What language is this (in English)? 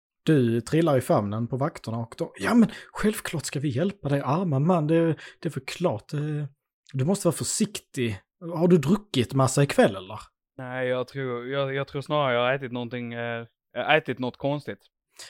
Swedish